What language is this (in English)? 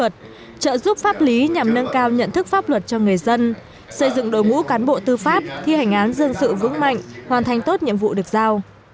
Vietnamese